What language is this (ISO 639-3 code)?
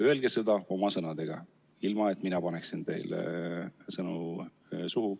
est